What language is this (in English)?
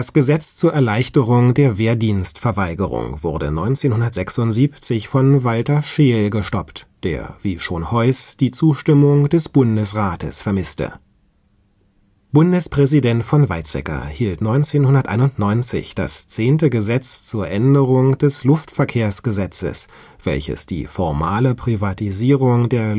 German